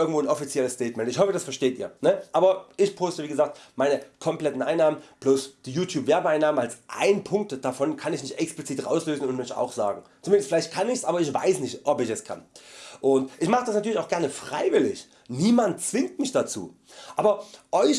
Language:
German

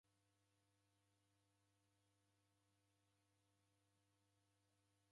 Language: Taita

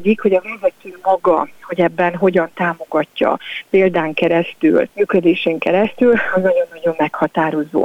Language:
Hungarian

